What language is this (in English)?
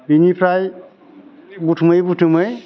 Bodo